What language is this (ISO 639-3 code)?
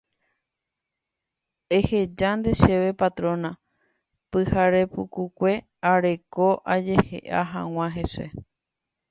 grn